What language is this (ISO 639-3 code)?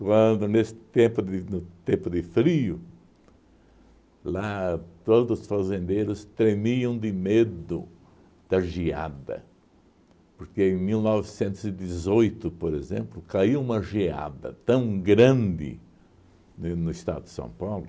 por